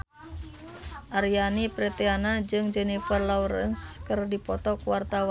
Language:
Sundanese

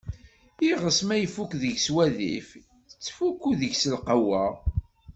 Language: Kabyle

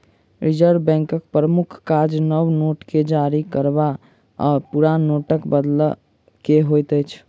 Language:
Maithili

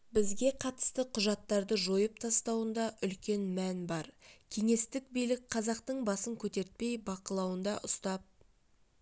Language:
Kazakh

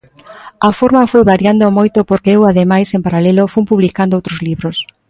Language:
Galician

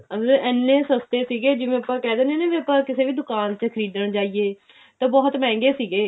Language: Punjabi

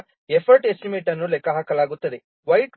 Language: Kannada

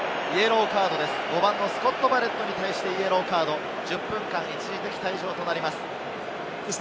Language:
Japanese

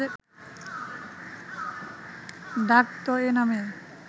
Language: Bangla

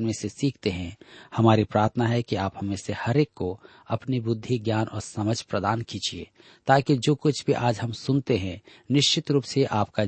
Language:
Hindi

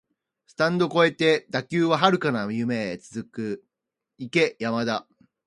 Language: Japanese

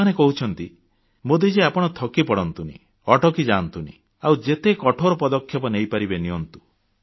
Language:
Odia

